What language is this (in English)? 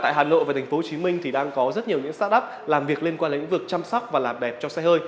Vietnamese